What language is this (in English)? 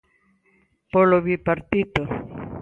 Galician